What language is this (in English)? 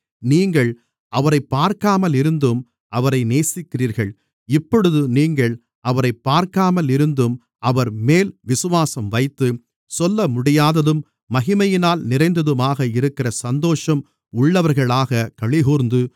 Tamil